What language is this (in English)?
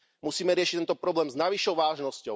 Slovak